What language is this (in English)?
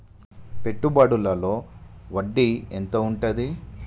Telugu